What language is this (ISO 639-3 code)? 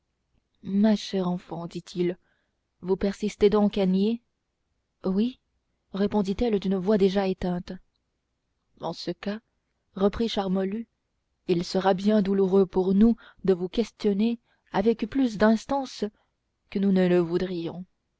fra